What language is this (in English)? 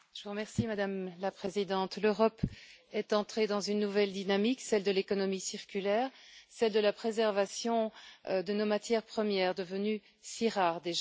French